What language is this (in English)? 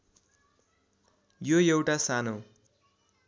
Nepali